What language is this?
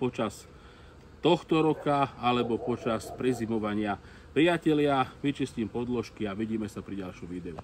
Slovak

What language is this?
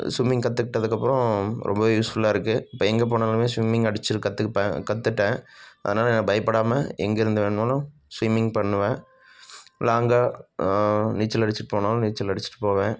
Tamil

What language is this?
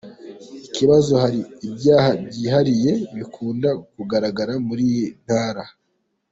Kinyarwanda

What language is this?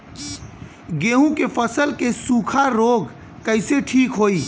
Bhojpuri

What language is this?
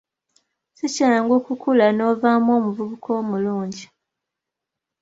Ganda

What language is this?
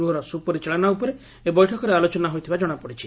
Odia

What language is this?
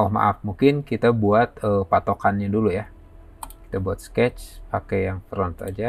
Indonesian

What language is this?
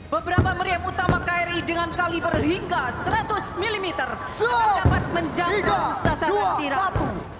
Indonesian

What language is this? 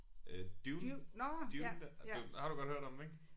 Danish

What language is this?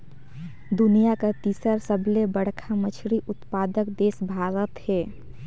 Chhattisgarhi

